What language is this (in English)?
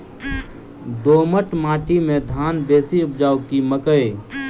Maithili